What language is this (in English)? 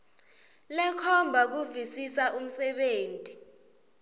Swati